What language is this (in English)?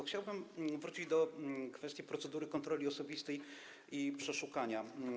Polish